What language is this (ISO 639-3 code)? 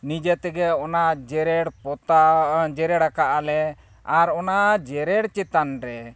sat